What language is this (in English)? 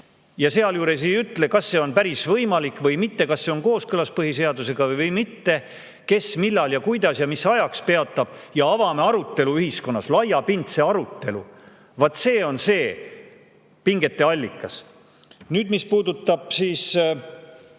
Estonian